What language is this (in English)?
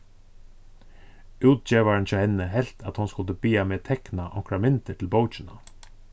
Faroese